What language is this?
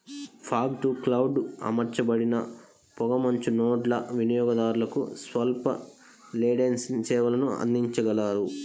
Telugu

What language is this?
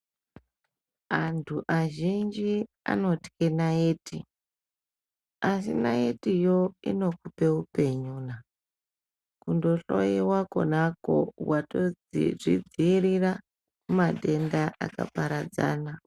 Ndau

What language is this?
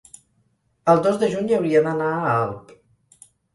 Catalan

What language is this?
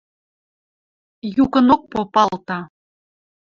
Western Mari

